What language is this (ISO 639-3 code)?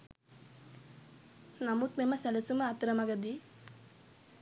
sin